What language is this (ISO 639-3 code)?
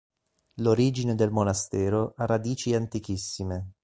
ita